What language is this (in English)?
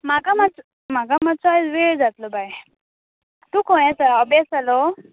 Konkani